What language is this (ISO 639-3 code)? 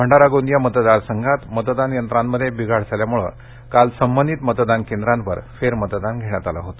mar